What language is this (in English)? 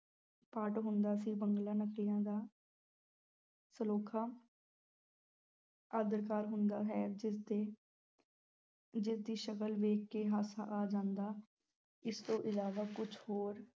Punjabi